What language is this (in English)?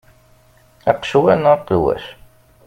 Kabyle